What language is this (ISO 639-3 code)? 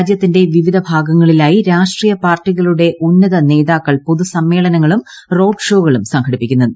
mal